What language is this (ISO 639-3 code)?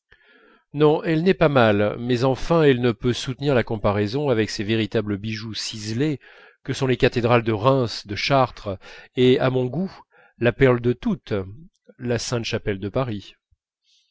fra